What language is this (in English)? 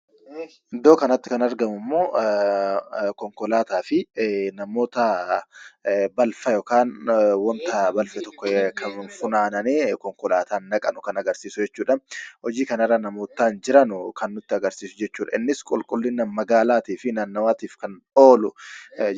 Oromo